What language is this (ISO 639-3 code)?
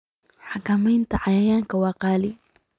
som